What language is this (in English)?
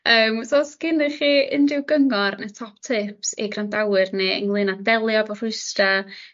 Welsh